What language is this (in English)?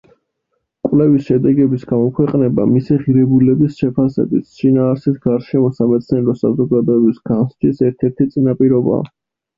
Georgian